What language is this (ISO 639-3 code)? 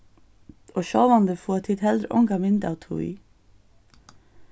fao